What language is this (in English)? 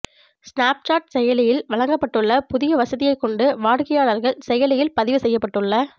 Tamil